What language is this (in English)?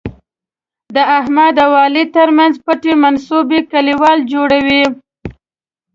Pashto